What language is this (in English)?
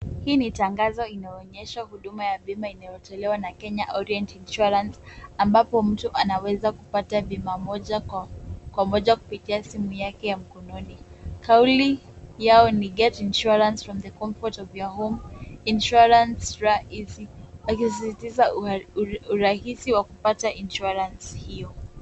Swahili